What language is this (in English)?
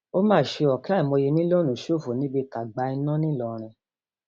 Yoruba